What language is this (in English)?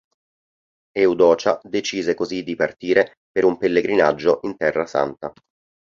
Italian